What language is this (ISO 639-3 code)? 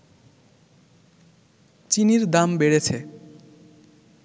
ben